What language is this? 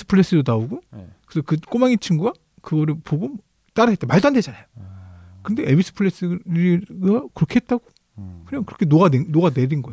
Korean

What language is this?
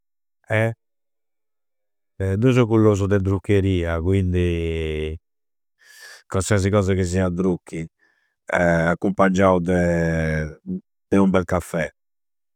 Campidanese Sardinian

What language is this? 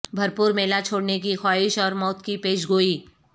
Urdu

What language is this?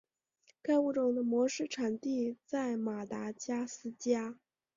Chinese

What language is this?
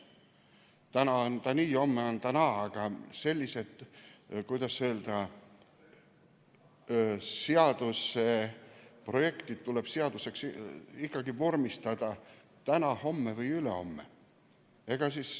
Estonian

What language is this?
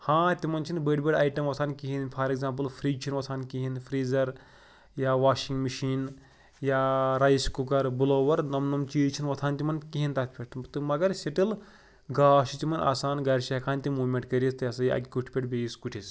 Kashmiri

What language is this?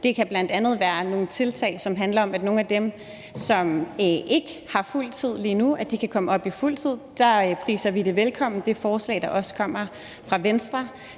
Danish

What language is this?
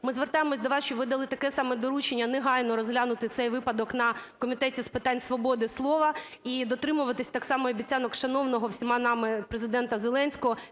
Ukrainian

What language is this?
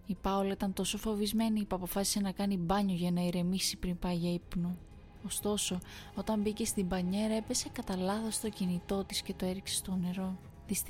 Greek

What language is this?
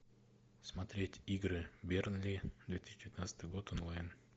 Russian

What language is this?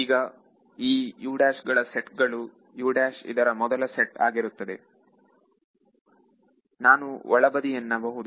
Kannada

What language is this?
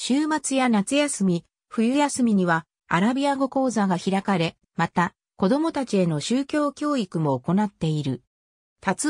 Japanese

